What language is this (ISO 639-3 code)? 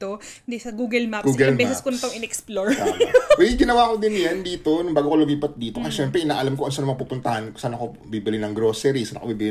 fil